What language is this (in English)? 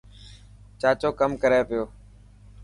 Dhatki